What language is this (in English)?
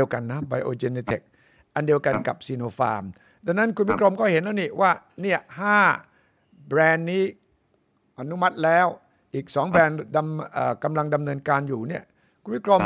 Thai